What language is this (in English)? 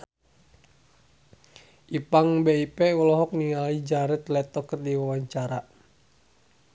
Sundanese